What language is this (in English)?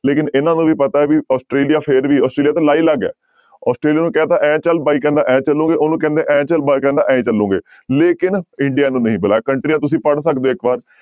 Punjabi